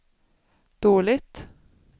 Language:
Swedish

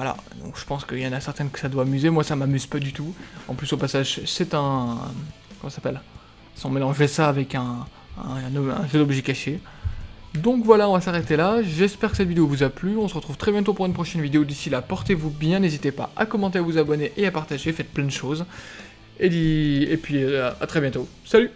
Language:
French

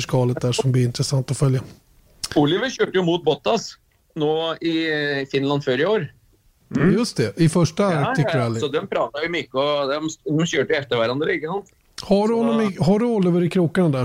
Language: Swedish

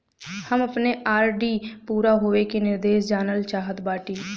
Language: Bhojpuri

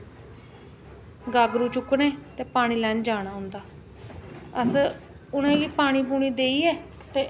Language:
Dogri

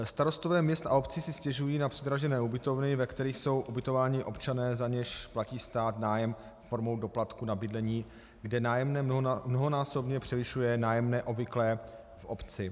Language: Czech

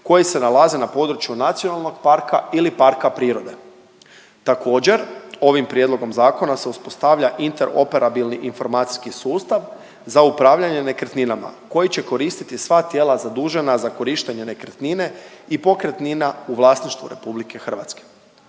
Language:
Croatian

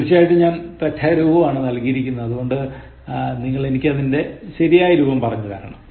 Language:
Malayalam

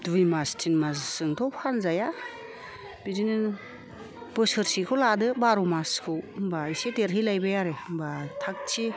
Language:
Bodo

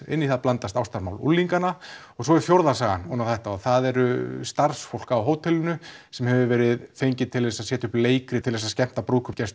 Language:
Icelandic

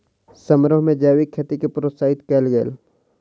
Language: Maithili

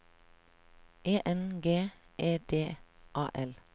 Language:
Norwegian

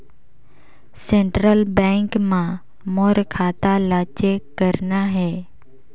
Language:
Chhattisgarhi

